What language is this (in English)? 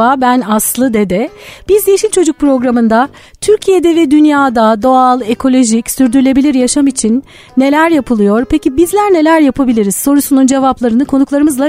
Turkish